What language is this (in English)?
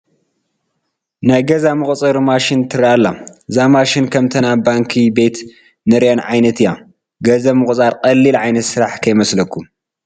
Tigrinya